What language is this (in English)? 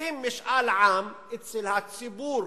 Hebrew